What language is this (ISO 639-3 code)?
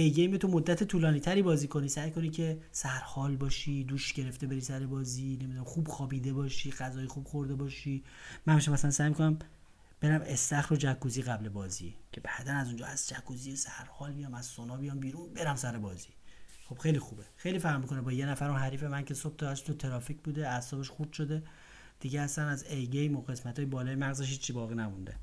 fas